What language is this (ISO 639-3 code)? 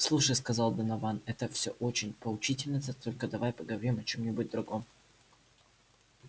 rus